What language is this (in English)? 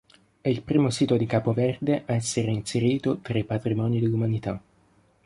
Italian